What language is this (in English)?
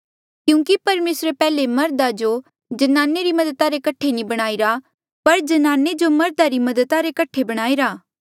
Mandeali